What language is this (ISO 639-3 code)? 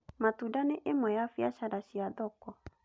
kik